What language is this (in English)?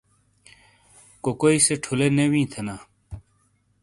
Shina